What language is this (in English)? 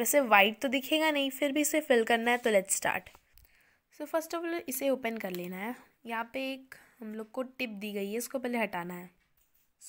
Hindi